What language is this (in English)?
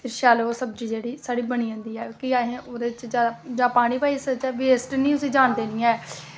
Dogri